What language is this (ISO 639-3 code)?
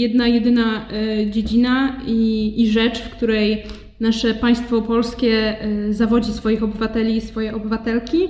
pol